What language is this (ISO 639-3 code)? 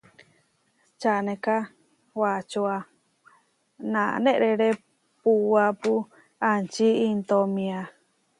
var